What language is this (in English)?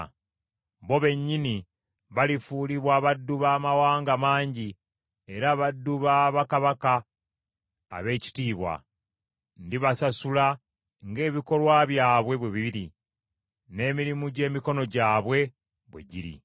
Ganda